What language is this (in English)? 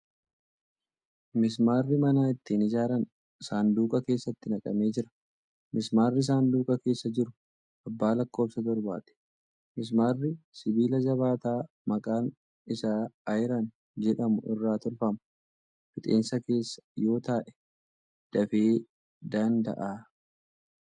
Oromo